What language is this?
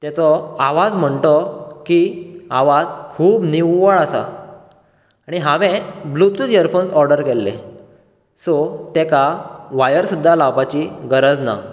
Konkani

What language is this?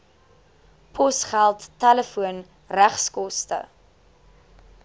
Afrikaans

